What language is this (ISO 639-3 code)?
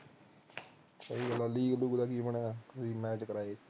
pan